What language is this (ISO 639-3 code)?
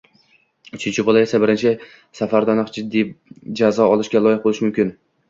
uzb